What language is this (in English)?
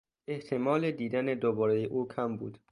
Persian